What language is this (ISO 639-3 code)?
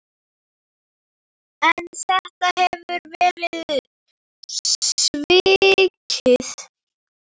isl